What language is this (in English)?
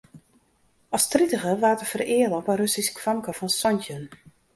Western Frisian